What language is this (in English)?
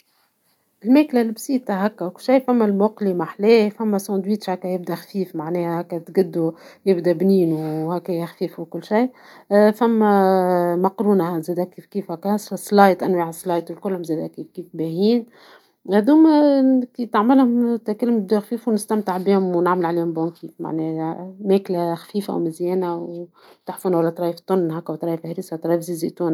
Tunisian Arabic